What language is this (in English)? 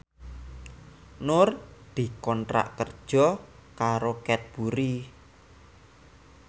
Javanese